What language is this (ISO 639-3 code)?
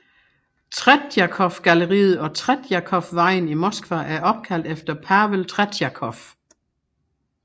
dan